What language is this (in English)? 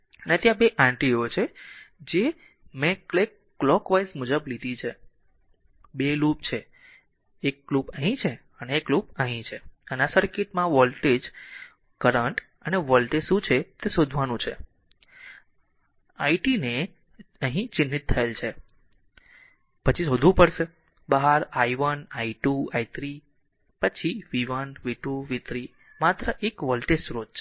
Gujarati